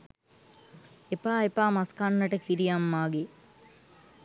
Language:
Sinhala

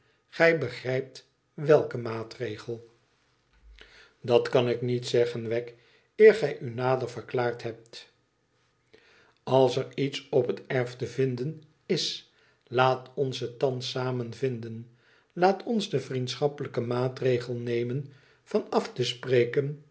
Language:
Dutch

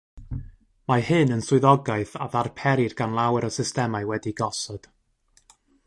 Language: Welsh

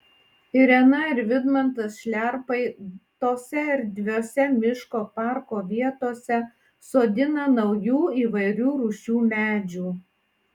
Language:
Lithuanian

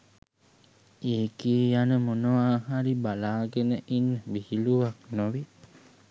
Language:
Sinhala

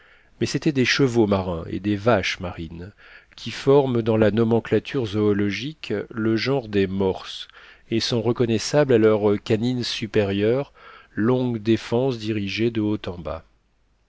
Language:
French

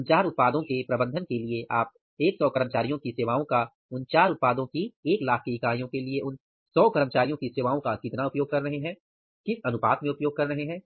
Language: Hindi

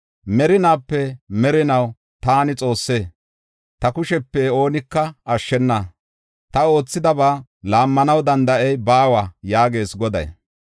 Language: Gofa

